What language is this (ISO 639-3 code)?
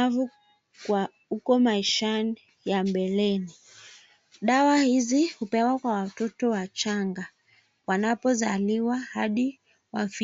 swa